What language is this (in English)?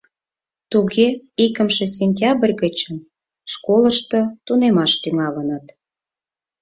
Mari